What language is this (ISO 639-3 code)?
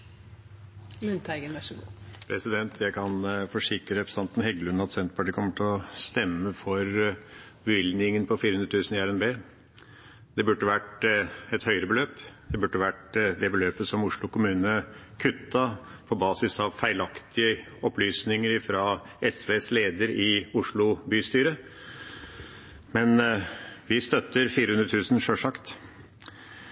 nor